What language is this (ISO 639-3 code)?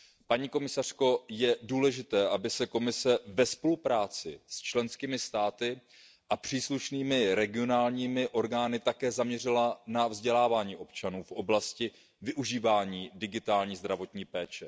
ces